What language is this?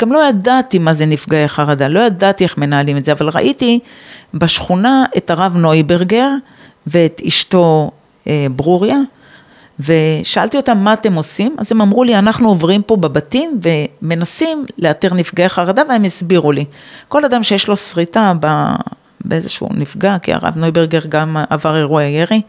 Hebrew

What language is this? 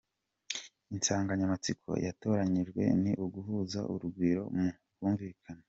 Kinyarwanda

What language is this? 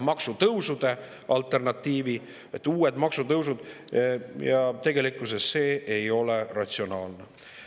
Estonian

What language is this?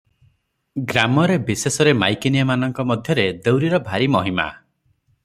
Odia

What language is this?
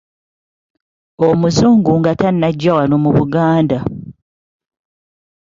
Ganda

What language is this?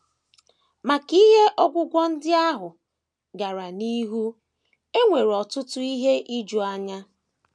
Igbo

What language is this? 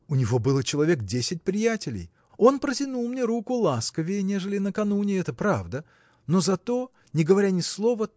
Russian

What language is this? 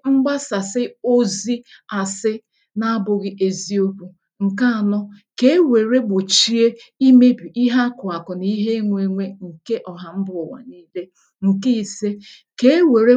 Igbo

